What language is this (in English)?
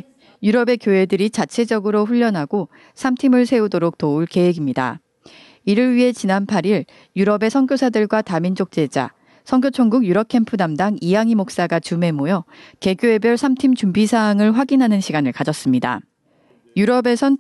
Korean